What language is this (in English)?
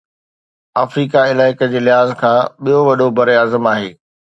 Sindhi